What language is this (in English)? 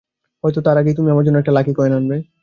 Bangla